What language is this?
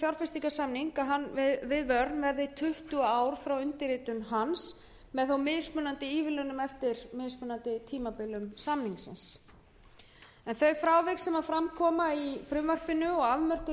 Icelandic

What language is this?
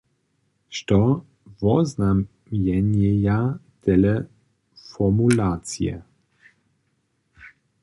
Upper Sorbian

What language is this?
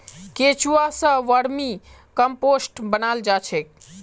Magahi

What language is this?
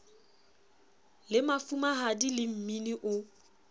Southern Sotho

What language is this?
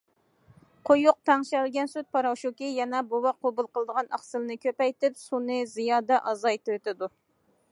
Uyghur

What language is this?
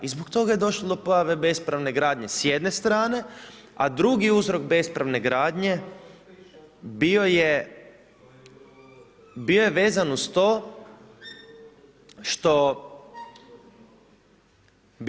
Croatian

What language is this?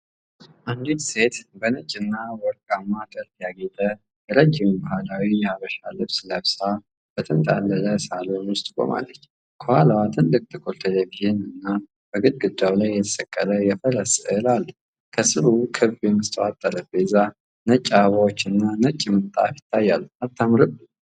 Amharic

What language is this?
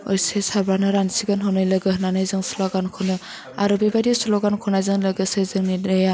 Bodo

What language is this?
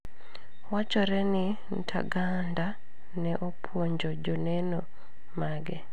Luo (Kenya and Tanzania)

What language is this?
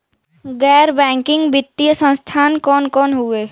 Bhojpuri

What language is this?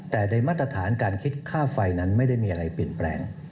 Thai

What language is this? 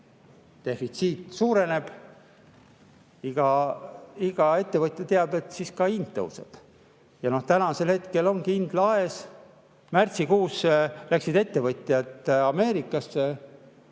Estonian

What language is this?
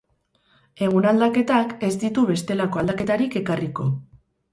Basque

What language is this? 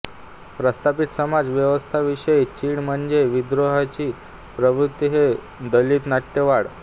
Marathi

